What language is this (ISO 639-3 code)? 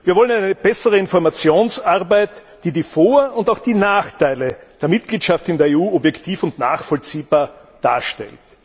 deu